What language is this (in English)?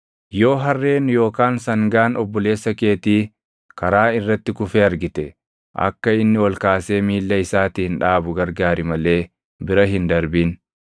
Oromo